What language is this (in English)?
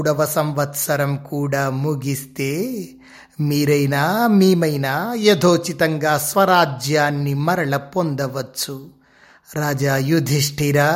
Telugu